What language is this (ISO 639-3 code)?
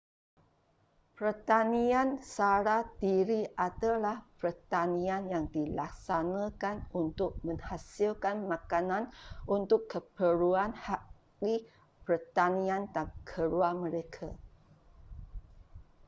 msa